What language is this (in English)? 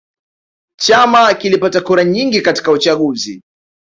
Swahili